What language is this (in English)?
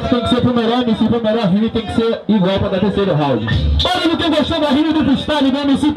Portuguese